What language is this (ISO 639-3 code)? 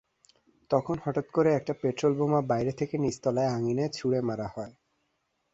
ben